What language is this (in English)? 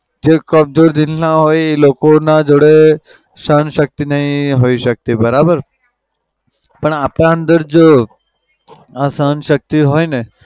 Gujarati